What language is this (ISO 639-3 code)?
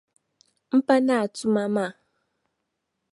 dag